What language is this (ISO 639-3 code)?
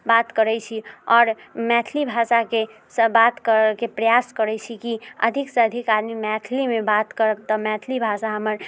mai